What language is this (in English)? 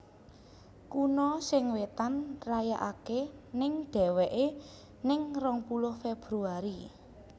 Javanese